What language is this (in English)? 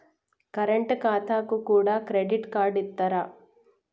Telugu